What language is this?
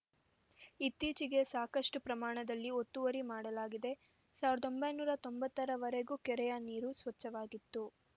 Kannada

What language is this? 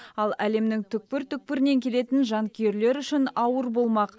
Kazakh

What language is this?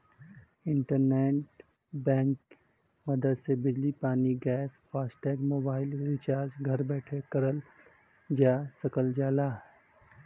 Bhojpuri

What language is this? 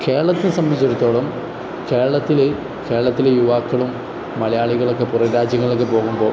Malayalam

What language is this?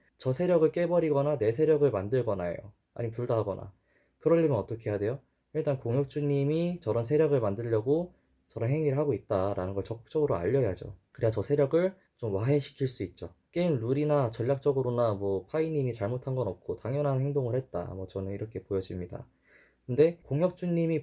Korean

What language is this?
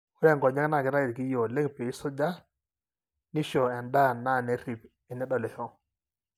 Masai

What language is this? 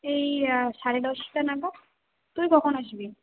Bangla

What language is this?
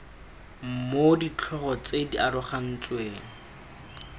Tswana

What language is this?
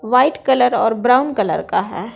Hindi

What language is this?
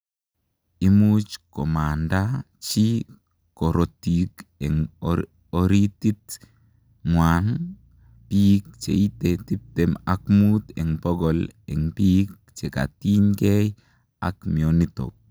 Kalenjin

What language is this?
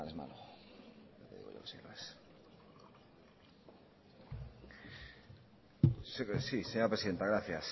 Spanish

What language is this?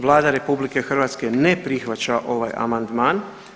Croatian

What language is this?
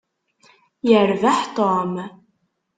Kabyle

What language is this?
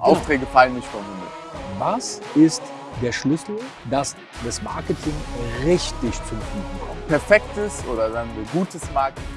German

